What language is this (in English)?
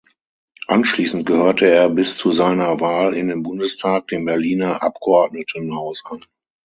German